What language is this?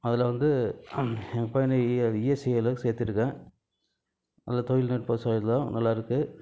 Tamil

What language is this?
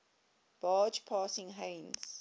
English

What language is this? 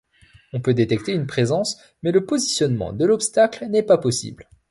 French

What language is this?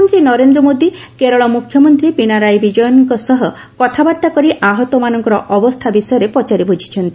Odia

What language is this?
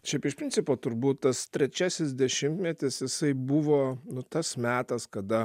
Lithuanian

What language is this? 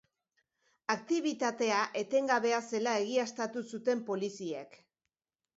Basque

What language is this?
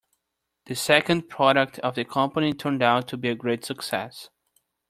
English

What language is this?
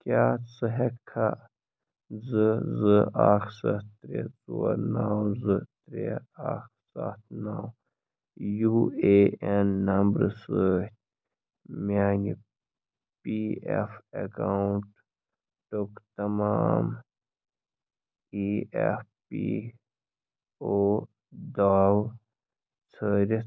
Kashmiri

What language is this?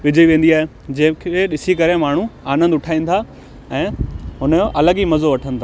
Sindhi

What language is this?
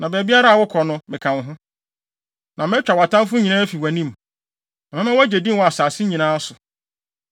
Akan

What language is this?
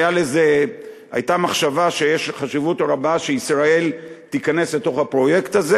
Hebrew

